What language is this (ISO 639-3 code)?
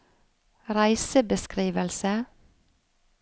nor